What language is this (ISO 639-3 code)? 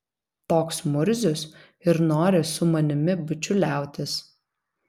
lit